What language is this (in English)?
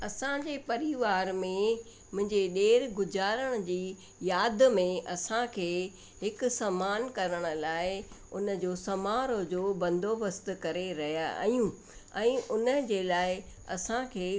Sindhi